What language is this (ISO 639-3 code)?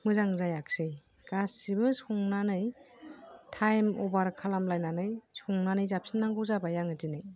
brx